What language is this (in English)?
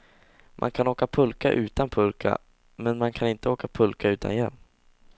Swedish